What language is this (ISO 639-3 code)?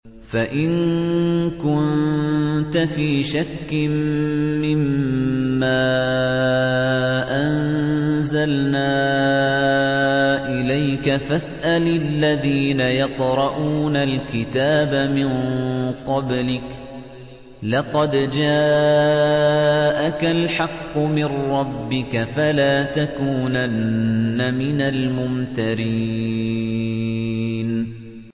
ara